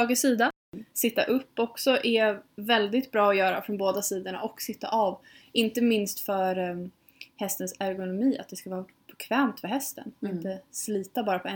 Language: Swedish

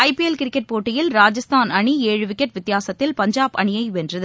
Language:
Tamil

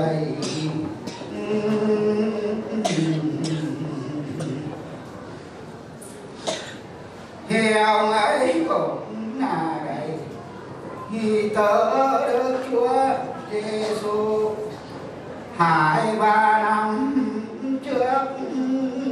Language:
Vietnamese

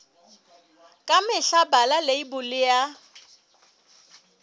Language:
Southern Sotho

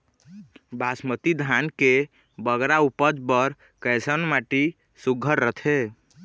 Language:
Chhattisgarhi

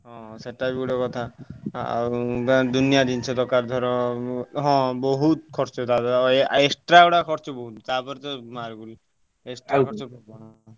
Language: Odia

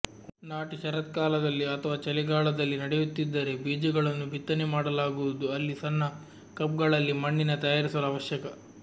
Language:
Kannada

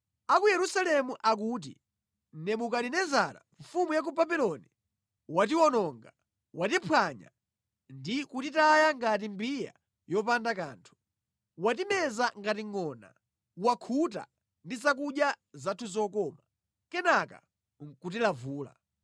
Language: Nyanja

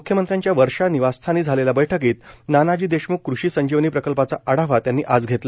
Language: Marathi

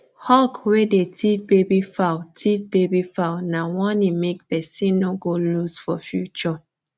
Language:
Nigerian Pidgin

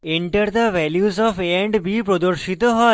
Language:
Bangla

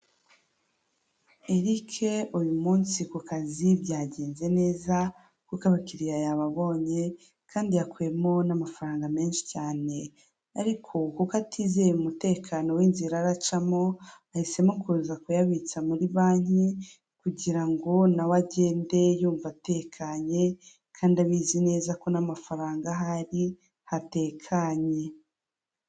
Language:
Kinyarwanda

